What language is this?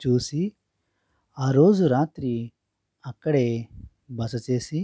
Telugu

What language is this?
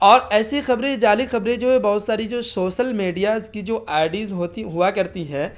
Urdu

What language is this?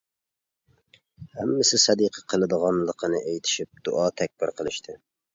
Uyghur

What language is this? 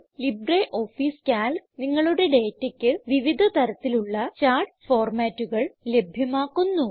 Malayalam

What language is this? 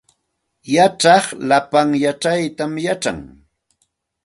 Santa Ana de Tusi Pasco Quechua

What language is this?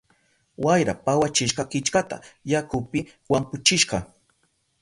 Southern Pastaza Quechua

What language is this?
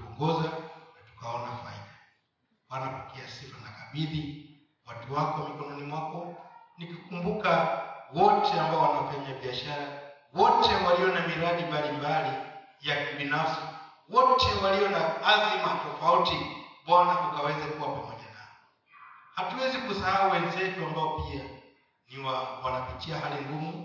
Swahili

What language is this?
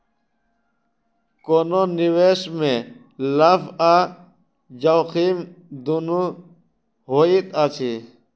Maithili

